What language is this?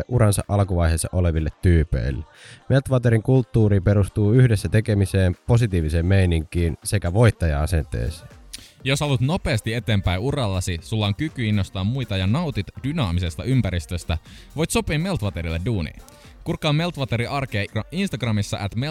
Finnish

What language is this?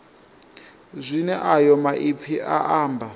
Venda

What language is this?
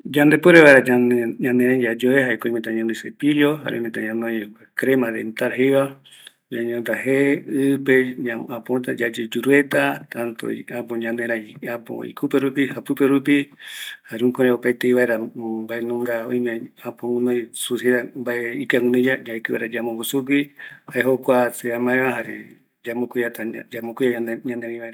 Eastern Bolivian Guaraní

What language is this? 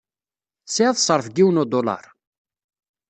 Kabyle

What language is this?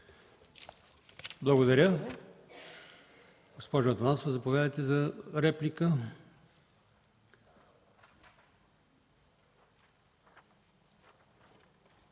Bulgarian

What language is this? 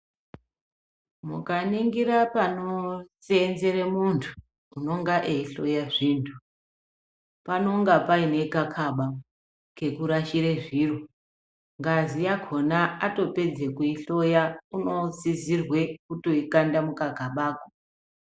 Ndau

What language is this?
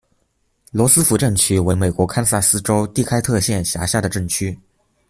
Chinese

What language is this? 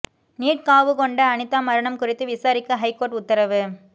Tamil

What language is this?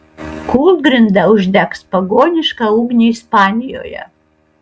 Lithuanian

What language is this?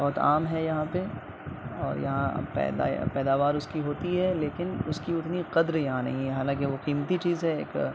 Urdu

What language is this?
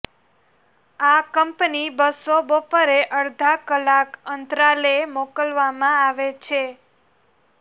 Gujarati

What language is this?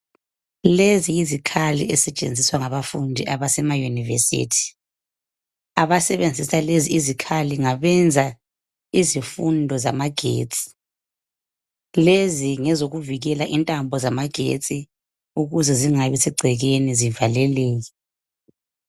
North Ndebele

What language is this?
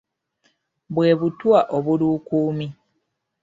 Ganda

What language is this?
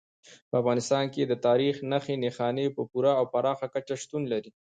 Pashto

